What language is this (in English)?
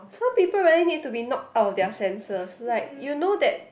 English